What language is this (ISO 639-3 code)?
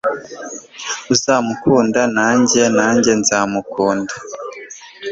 kin